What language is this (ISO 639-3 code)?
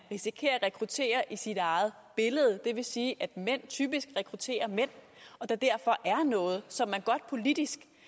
dan